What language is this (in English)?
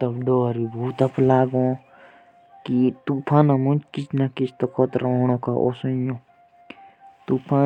Jaunsari